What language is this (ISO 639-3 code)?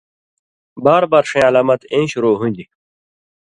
mvy